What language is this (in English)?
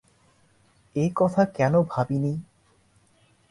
Bangla